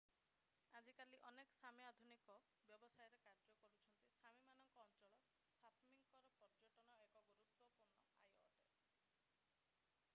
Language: Odia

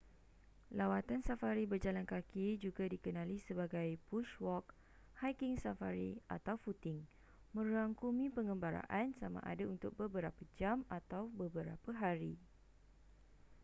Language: Malay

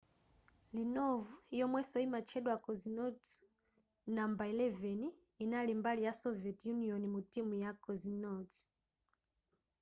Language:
Nyanja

